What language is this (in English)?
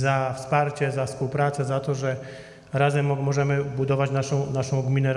Polish